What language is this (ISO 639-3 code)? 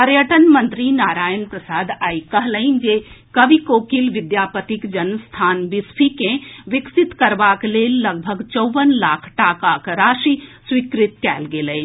mai